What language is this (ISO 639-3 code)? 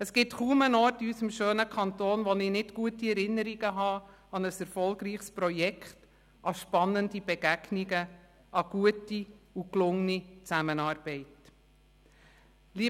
gsw